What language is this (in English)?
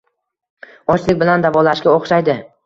Uzbek